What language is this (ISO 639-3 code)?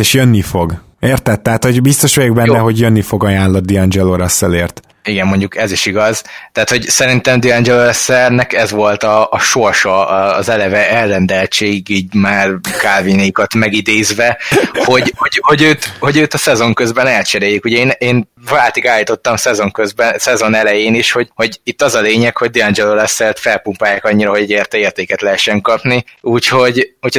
hun